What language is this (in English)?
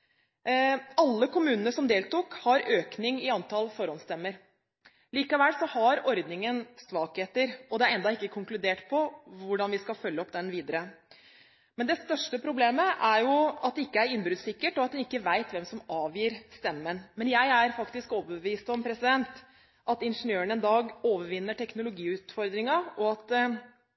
Norwegian Bokmål